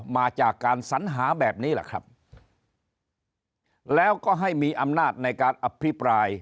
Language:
Thai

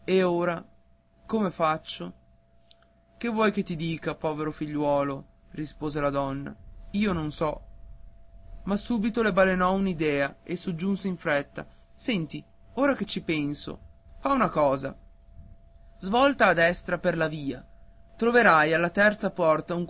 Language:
Italian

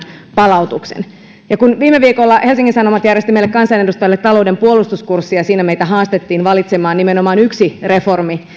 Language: Finnish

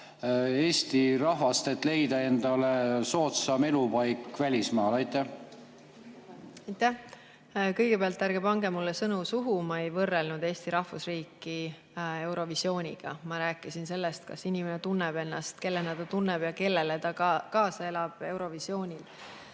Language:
Estonian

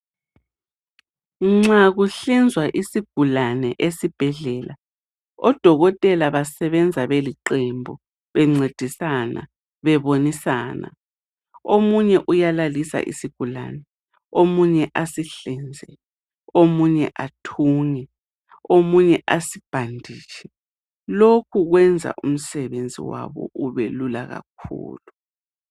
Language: North Ndebele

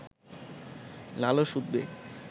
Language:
Bangla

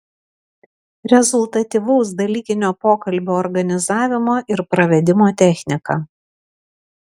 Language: Lithuanian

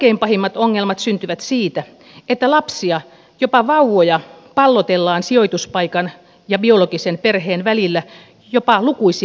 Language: Finnish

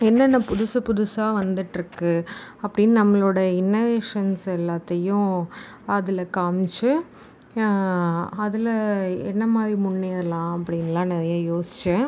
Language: Tamil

